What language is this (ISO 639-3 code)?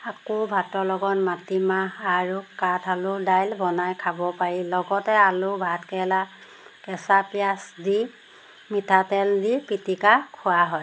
asm